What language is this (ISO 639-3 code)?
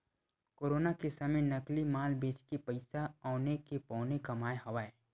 hne